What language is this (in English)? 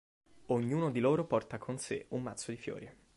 Italian